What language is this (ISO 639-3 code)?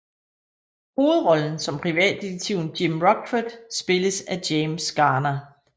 dan